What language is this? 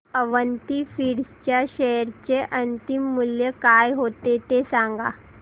Marathi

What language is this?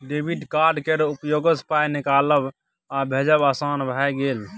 Maithili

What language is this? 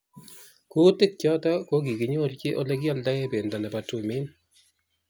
Kalenjin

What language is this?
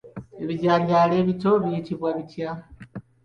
Ganda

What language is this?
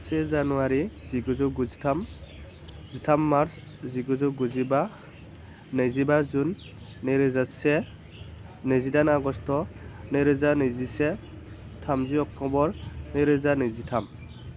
Bodo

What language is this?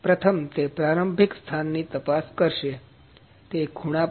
Gujarati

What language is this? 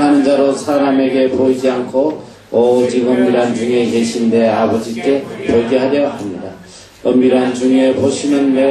Korean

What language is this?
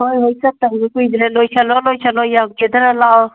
Manipuri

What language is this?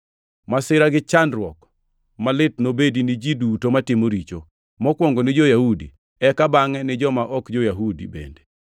Luo (Kenya and Tanzania)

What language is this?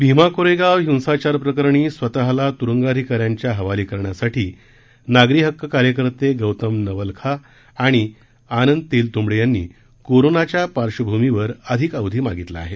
Marathi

